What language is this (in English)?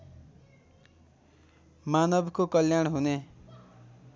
Nepali